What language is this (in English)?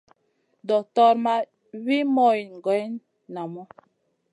Masana